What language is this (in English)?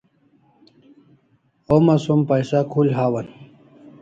Kalasha